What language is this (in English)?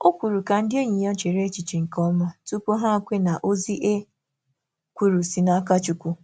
Igbo